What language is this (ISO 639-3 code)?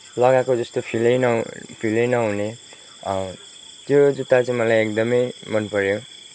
nep